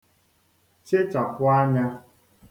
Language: Igbo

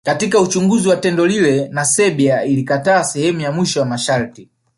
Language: Swahili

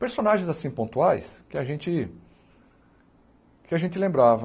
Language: Portuguese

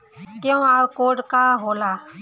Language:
Bhojpuri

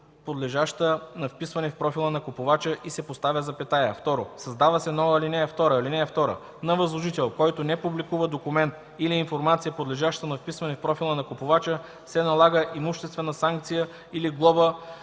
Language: Bulgarian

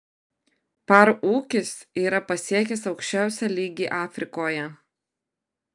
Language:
Lithuanian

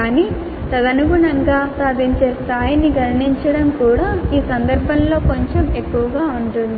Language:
Telugu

